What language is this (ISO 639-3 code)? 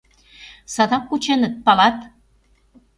chm